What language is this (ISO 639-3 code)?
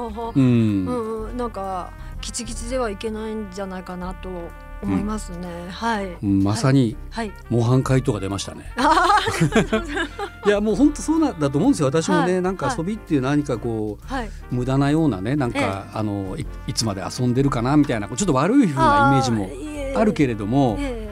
jpn